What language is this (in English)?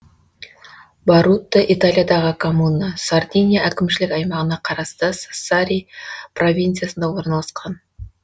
Kazakh